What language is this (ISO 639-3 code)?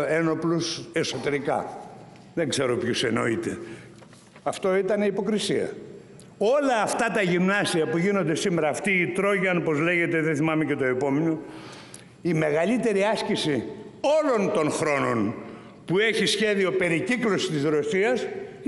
ell